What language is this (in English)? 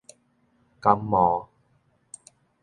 Min Nan Chinese